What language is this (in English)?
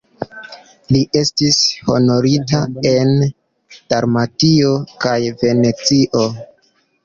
Esperanto